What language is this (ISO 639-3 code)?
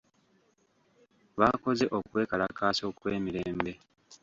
lug